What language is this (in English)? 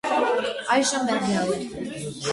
Armenian